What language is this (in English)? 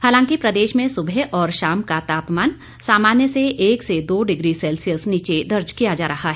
Hindi